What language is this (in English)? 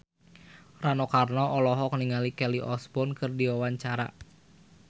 Sundanese